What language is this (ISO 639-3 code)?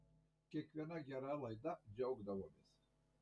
lit